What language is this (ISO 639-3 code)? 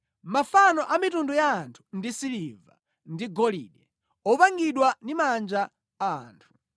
nya